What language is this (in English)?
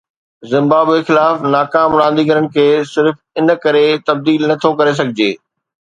Sindhi